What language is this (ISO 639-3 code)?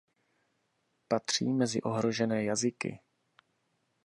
ces